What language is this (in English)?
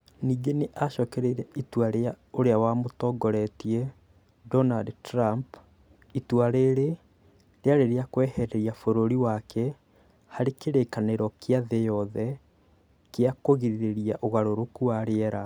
Kikuyu